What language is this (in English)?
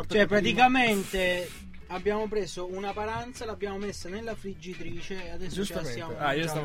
Italian